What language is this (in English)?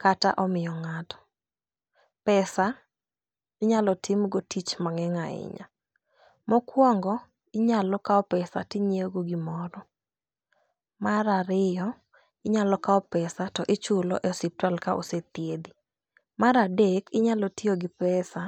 Luo (Kenya and Tanzania)